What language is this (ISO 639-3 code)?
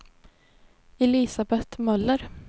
swe